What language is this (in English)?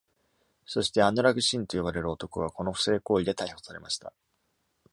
Japanese